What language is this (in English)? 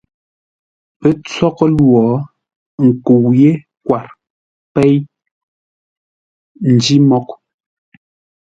Ngombale